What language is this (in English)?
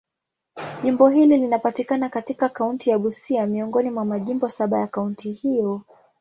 Swahili